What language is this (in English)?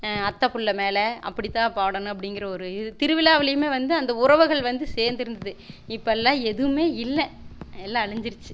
Tamil